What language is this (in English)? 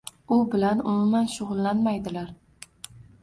Uzbek